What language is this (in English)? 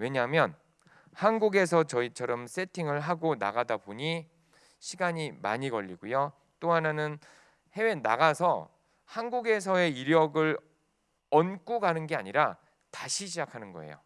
Korean